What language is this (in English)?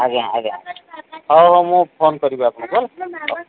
Odia